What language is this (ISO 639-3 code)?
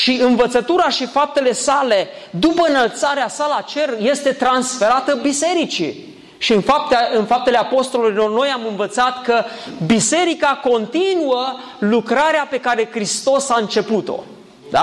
ron